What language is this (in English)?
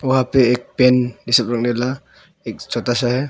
Hindi